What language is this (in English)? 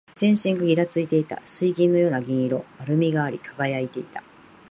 Japanese